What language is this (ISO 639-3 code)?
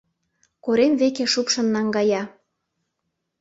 chm